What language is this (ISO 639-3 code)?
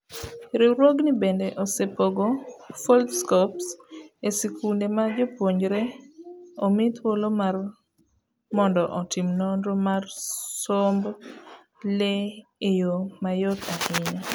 luo